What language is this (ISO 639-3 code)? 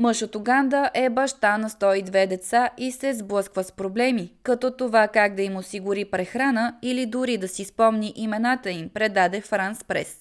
bul